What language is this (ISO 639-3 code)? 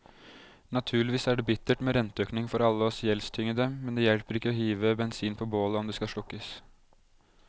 nor